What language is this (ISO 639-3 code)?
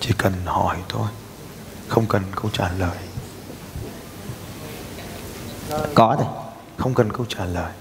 vie